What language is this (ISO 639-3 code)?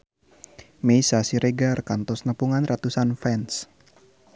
sun